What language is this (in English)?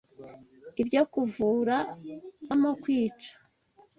Kinyarwanda